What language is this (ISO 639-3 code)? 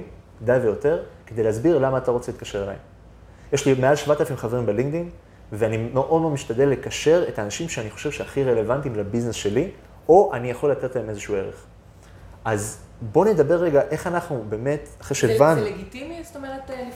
heb